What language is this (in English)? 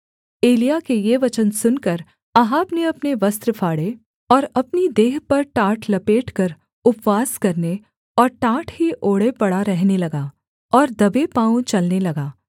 Hindi